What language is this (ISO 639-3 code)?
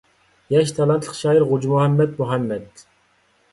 uig